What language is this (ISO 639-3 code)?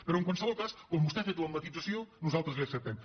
cat